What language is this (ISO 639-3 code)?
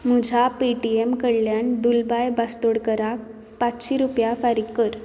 kok